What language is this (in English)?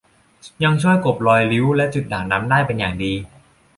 Thai